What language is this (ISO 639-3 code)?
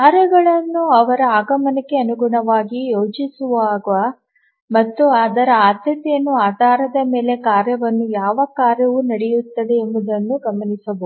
kan